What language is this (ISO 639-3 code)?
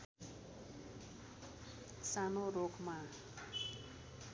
nep